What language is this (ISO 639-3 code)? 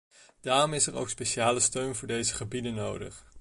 nld